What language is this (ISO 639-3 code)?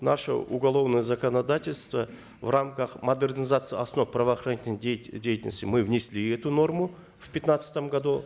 kaz